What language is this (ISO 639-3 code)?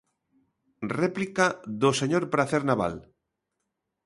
glg